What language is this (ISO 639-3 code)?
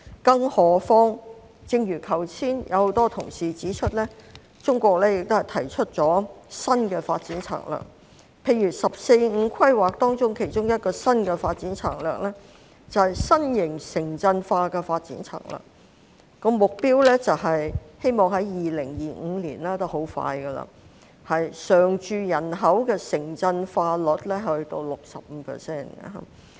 yue